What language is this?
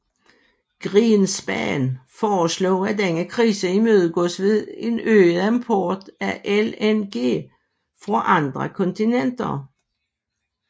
Danish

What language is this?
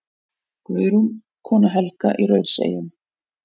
Icelandic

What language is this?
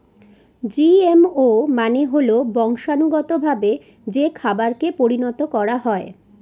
Bangla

